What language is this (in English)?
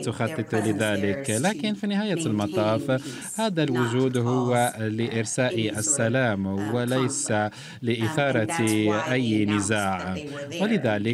Arabic